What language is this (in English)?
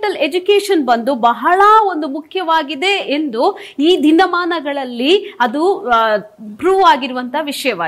Kannada